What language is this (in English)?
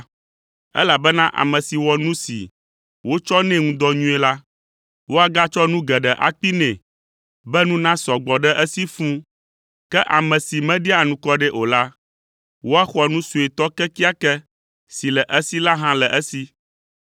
Ewe